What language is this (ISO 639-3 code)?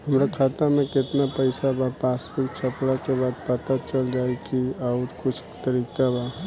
bho